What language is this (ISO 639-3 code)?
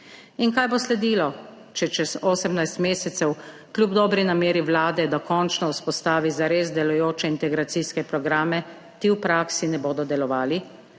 slv